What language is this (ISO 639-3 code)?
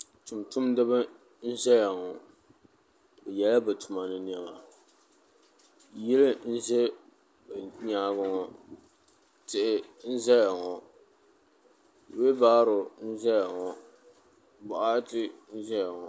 dag